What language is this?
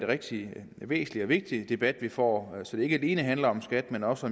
Danish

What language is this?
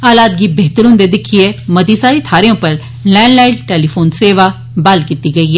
Dogri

